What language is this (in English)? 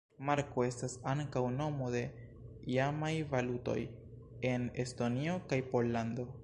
Esperanto